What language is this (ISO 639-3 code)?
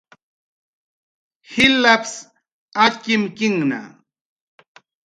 jqr